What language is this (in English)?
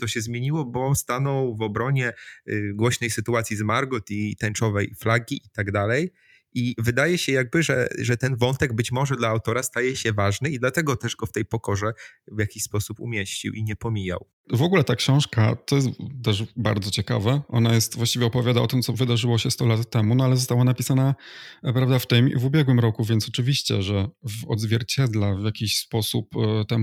Polish